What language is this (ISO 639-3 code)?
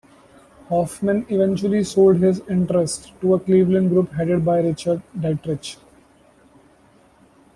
eng